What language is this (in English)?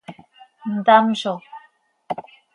Seri